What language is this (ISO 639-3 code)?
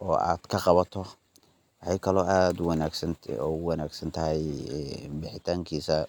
som